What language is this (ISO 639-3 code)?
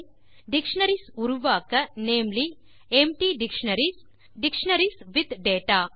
tam